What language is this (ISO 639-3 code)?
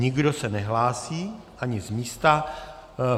ces